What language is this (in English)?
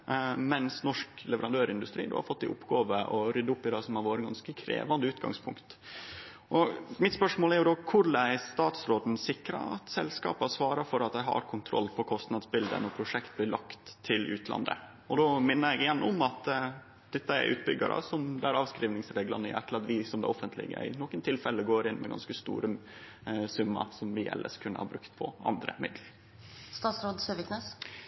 Norwegian Nynorsk